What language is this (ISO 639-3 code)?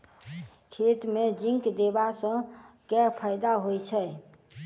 mai